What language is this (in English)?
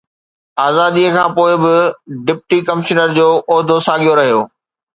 Sindhi